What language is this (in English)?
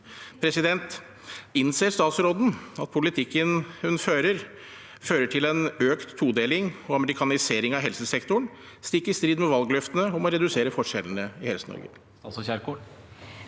Norwegian